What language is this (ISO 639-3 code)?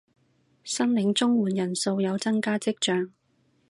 yue